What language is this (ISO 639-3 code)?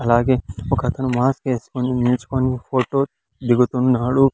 tel